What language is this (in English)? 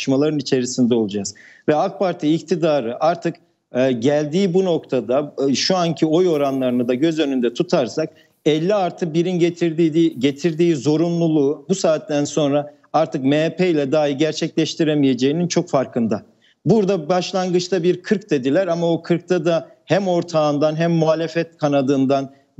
Turkish